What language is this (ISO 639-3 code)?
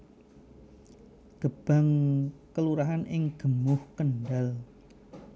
jav